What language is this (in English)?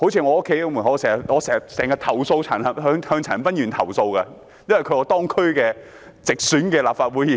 Cantonese